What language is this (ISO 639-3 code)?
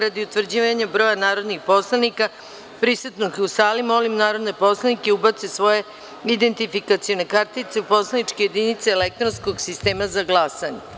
srp